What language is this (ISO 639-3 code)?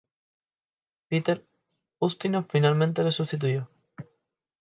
spa